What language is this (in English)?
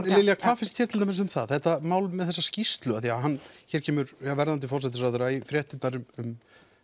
Icelandic